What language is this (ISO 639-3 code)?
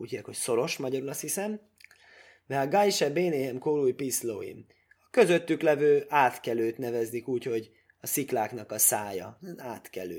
hun